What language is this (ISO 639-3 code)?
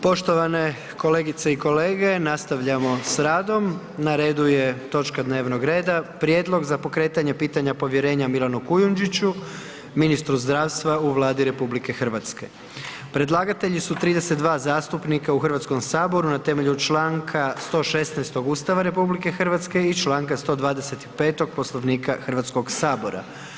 hrv